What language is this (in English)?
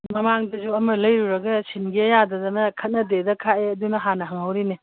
Manipuri